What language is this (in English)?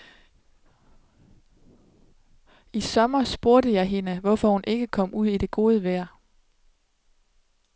Danish